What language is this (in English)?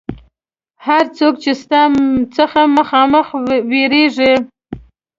Pashto